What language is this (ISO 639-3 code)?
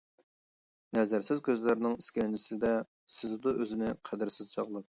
uig